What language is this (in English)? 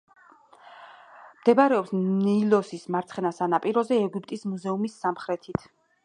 Georgian